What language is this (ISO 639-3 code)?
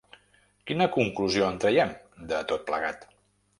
cat